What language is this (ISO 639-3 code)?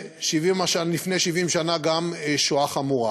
heb